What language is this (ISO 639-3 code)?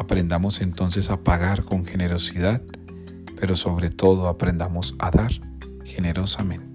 spa